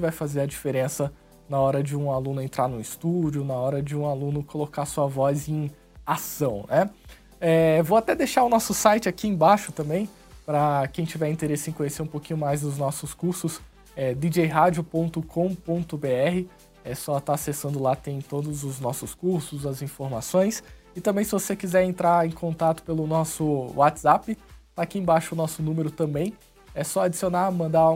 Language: Portuguese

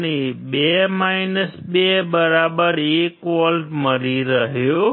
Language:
Gujarati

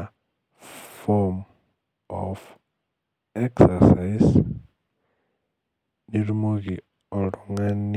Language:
Masai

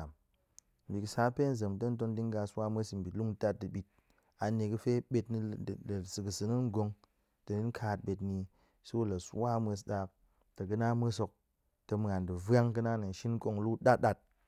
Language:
Goemai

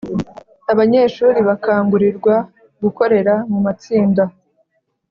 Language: Kinyarwanda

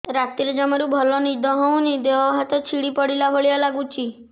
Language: Odia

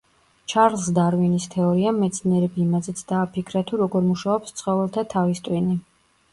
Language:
Georgian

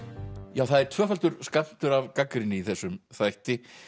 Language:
Icelandic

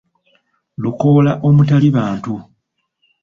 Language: Ganda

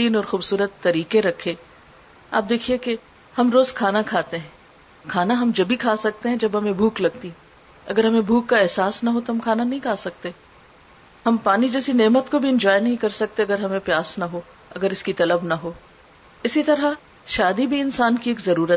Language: Urdu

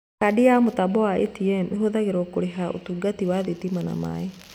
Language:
Kikuyu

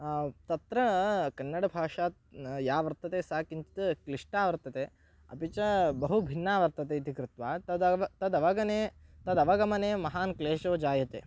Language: Sanskrit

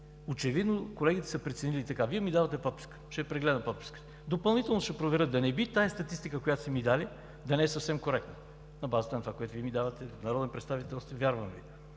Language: Bulgarian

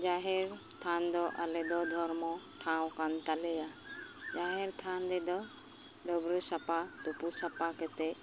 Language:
Santali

